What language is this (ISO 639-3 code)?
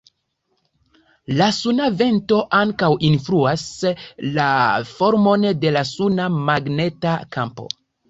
epo